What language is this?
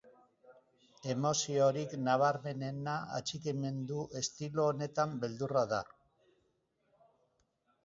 Basque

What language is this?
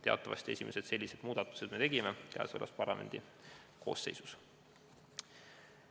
Estonian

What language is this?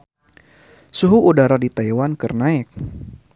Sundanese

